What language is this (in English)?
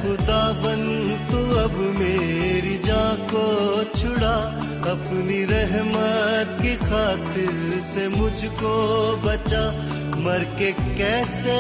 Urdu